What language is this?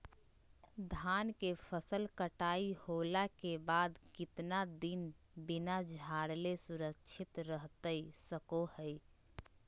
Magahi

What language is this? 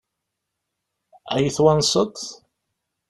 Kabyle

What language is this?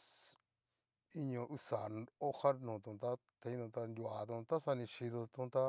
Cacaloxtepec Mixtec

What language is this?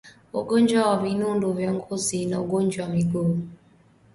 Swahili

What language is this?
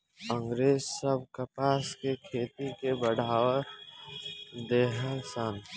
Bhojpuri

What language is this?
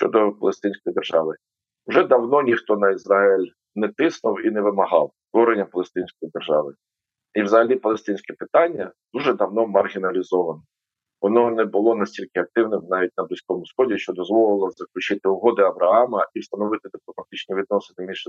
Ukrainian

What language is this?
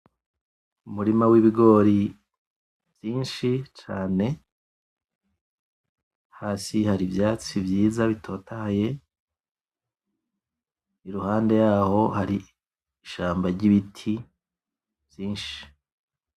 Rundi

